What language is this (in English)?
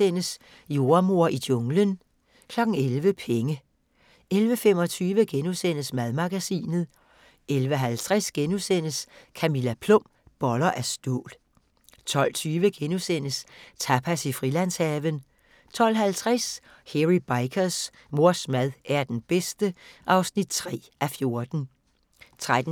Danish